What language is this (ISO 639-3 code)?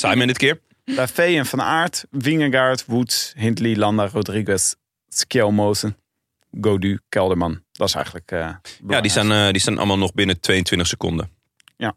nld